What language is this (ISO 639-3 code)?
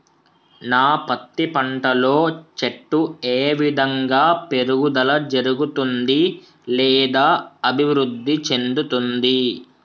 tel